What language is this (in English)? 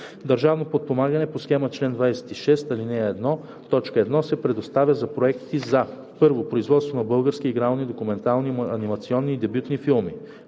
Bulgarian